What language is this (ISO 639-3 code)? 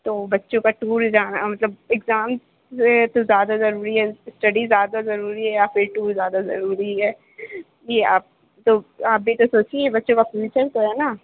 urd